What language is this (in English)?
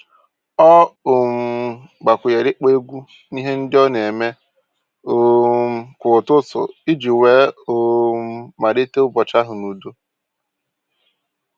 Igbo